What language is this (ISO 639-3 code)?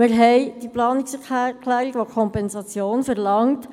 gsw